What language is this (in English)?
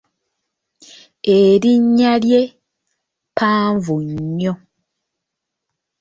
Ganda